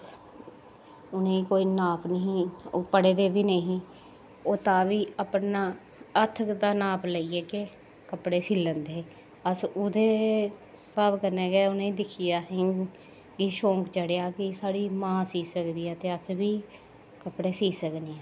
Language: Dogri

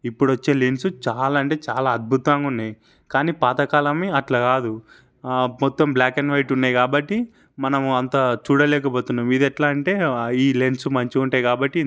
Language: Telugu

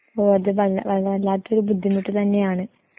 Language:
Malayalam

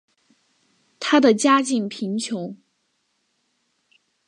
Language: Chinese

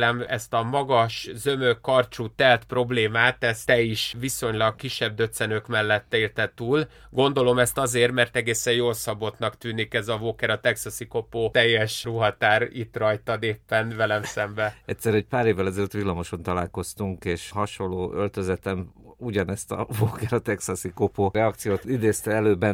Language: Hungarian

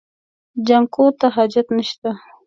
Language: Pashto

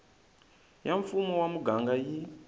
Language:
Tsonga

